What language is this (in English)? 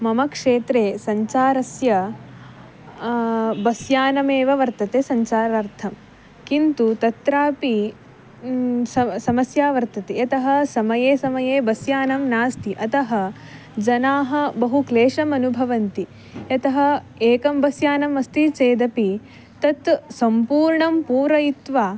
Sanskrit